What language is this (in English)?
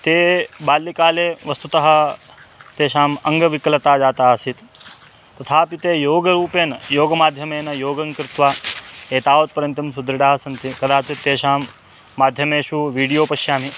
Sanskrit